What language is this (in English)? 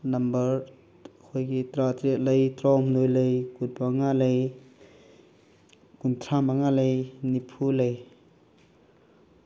Manipuri